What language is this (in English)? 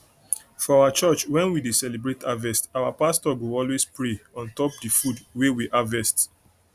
Nigerian Pidgin